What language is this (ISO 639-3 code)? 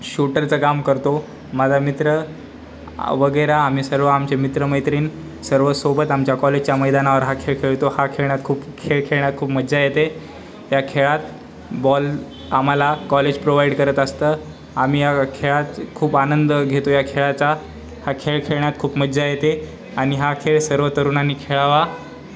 mar